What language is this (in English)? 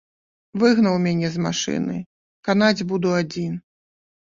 Belarusian